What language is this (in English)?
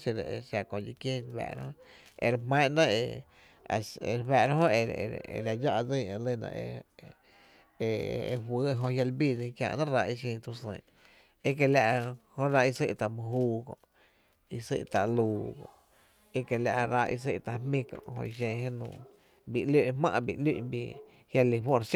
Tepinapa Chinantec